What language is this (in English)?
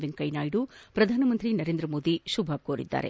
Kannada